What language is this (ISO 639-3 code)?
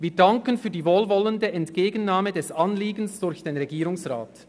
gsw